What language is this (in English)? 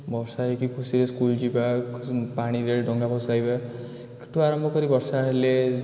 Odia